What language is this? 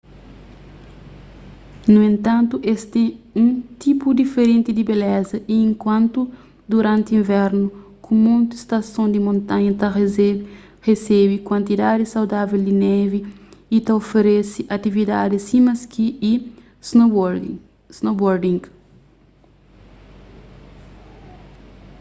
Kabuverdianu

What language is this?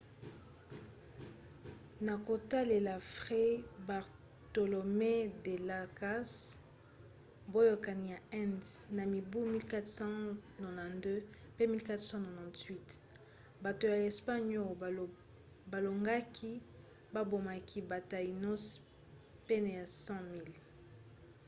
Lingala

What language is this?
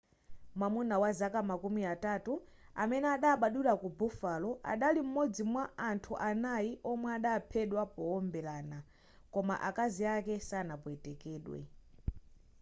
Nyanja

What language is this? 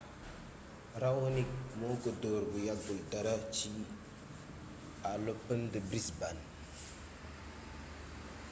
Wolof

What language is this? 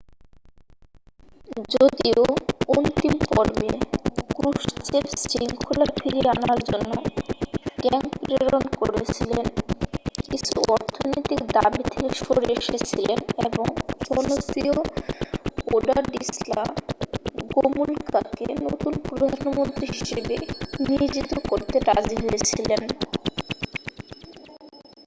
Bangla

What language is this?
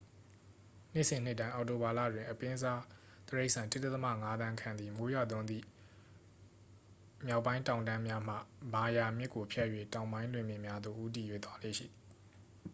Burmese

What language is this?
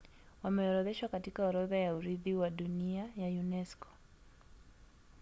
Swahili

